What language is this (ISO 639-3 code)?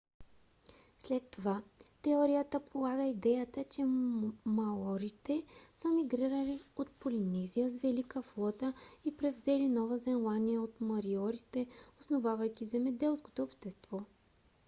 bul